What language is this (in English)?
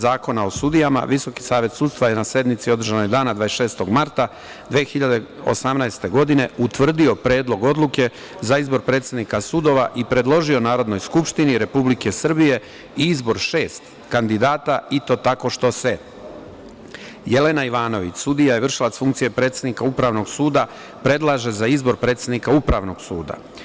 Serbian